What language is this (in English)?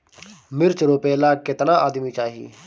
Bhojpuri